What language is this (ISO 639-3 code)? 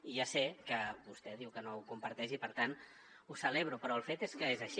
cat